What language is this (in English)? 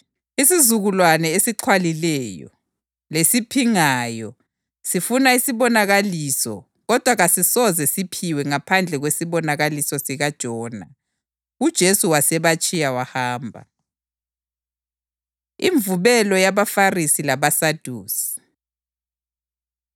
North Ndebele